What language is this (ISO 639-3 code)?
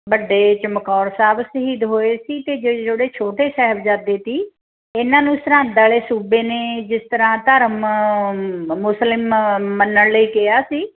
pan